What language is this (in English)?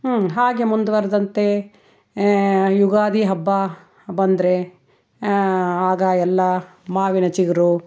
Kannada